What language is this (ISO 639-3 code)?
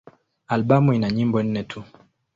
swa